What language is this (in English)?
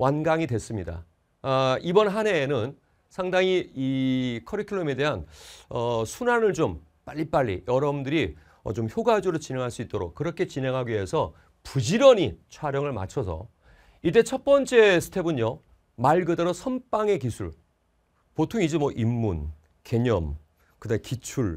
Korean